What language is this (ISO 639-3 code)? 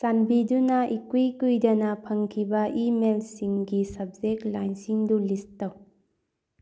mni